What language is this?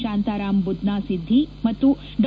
Kannada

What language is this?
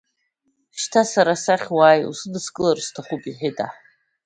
Abkhazian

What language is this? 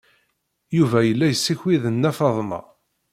Kabyle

